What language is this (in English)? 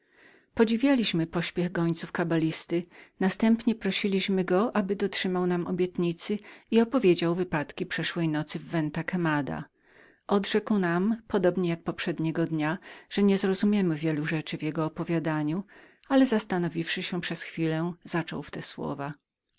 Polish